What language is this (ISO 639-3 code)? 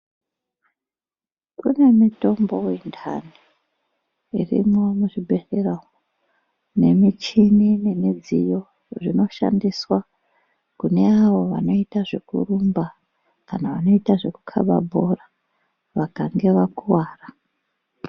ndc